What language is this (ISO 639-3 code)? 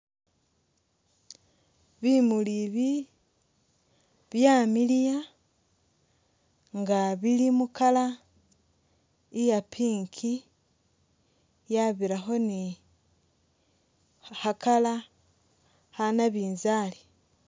myx